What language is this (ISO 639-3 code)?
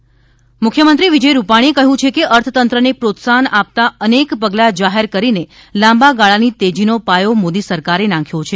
guj